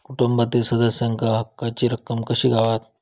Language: Marathi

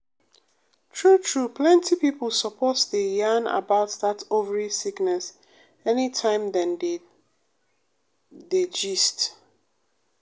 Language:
Nigerian Pidgin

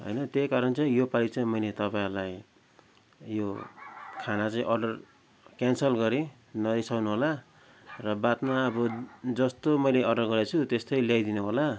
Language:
Nepali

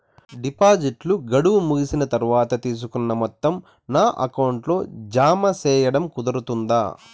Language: Telugu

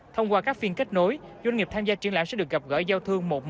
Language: Vietnamese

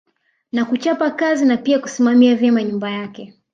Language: Swahili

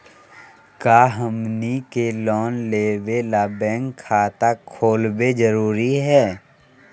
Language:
Magahi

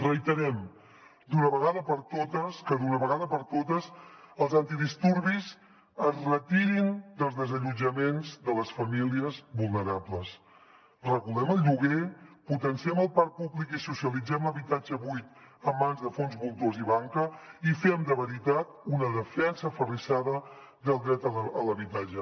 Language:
Catalan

